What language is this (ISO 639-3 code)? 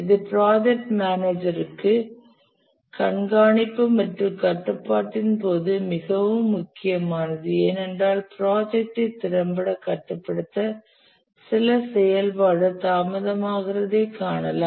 tam